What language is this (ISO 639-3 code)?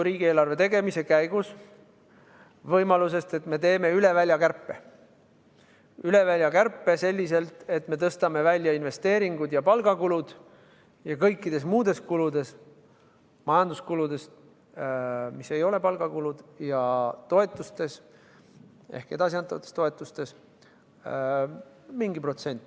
est